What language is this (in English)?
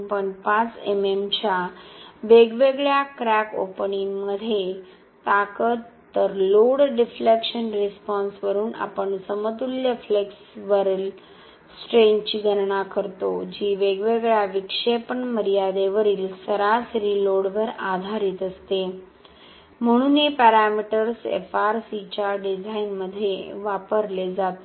Marathi